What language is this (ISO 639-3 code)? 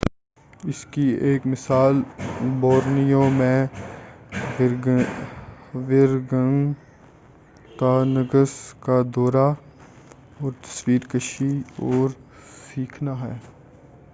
urd